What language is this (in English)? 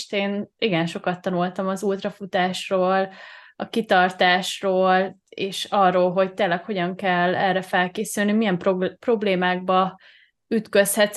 Hungarian